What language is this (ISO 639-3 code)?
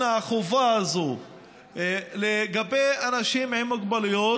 heb